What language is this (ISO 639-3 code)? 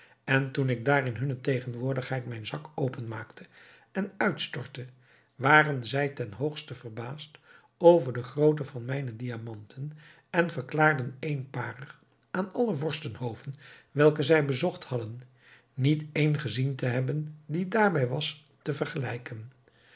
nld